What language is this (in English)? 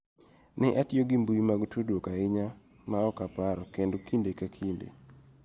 Luo (Kenya and Tanzania)